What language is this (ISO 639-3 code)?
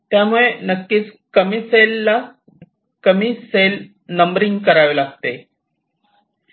mar